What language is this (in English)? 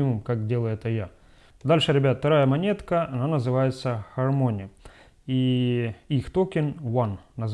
Russian